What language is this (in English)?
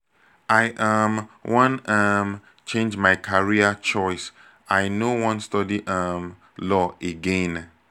Nigerian Pidgin